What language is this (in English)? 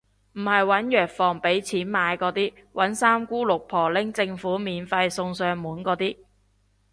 Cantonese